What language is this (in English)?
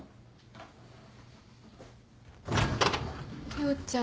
Japanese